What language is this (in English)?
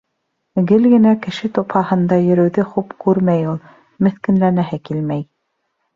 Bashkir